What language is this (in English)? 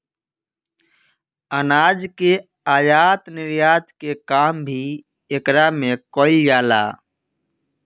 Bhojpuri